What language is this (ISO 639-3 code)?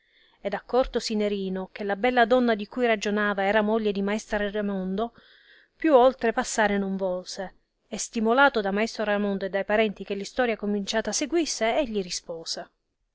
ita